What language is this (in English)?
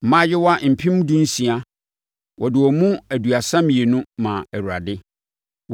Akan